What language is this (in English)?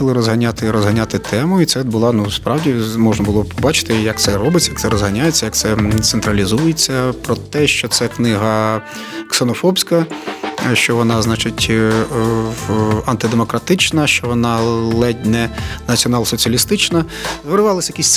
Ukrainian